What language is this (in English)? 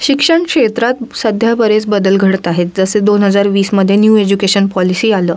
Marathi